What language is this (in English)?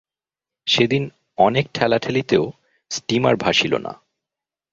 Bangla